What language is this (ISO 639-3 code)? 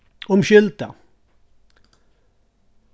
fao